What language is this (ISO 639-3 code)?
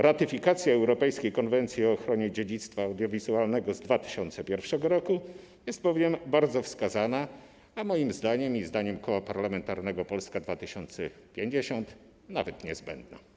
pol